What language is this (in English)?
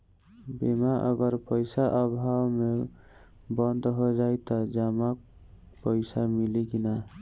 Bhojpuri